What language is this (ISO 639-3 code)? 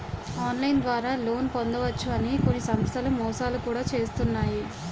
tel